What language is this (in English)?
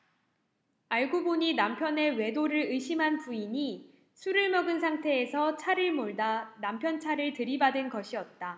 Korean